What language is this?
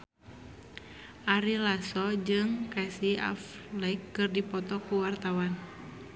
Sundanese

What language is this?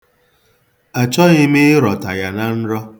Igbo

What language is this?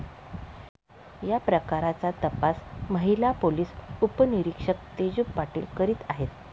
Marathi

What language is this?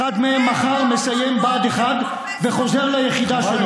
Hebrew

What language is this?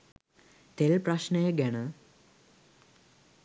Sinhala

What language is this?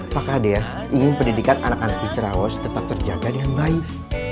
Indonesian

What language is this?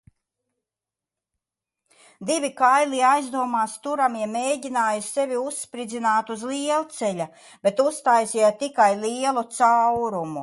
Latvian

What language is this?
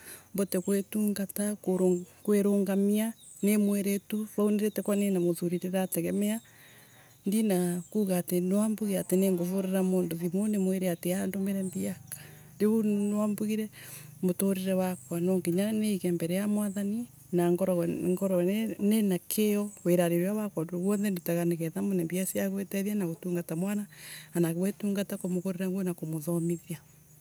Embu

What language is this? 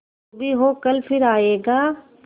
Hindi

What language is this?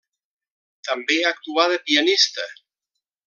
Catalan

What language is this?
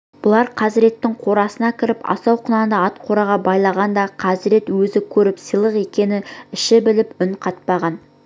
Kazakh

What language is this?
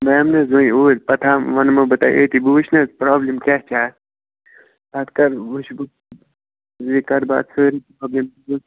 Kashmiri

